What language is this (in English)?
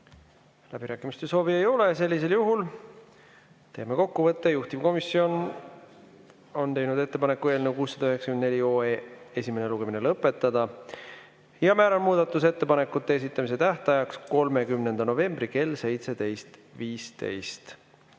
Estonian